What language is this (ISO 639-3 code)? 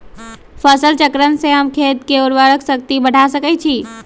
mag